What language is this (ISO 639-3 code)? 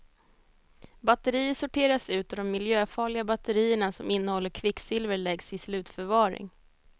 swe